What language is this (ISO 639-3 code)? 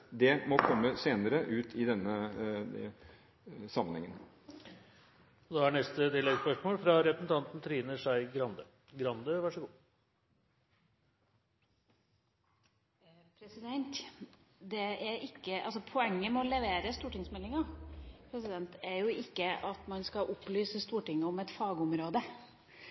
nor